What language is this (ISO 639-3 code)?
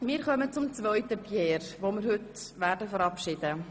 gsw